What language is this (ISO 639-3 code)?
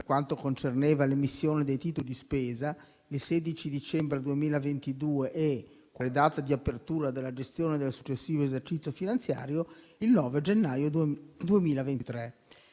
ita